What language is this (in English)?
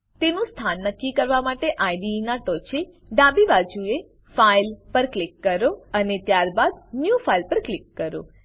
Gujarati